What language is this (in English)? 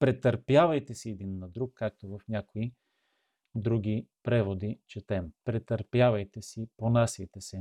Bulgarian